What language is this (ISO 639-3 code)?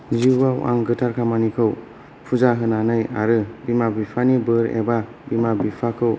brx